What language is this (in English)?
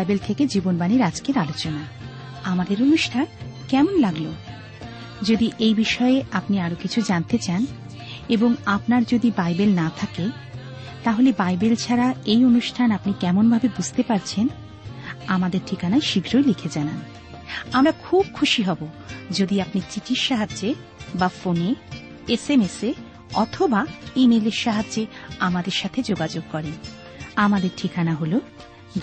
Bangla